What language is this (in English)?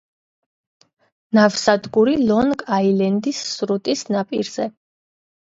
Georgian